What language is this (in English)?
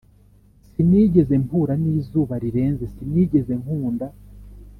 Kinyarwanda